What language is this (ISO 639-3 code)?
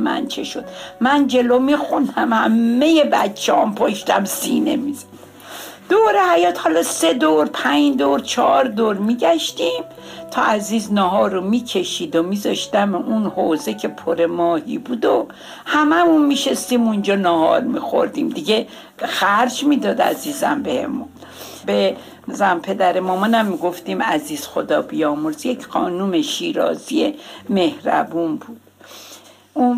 fas